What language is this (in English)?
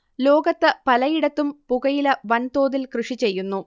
Malayalam